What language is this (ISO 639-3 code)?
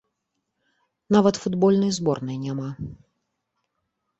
bel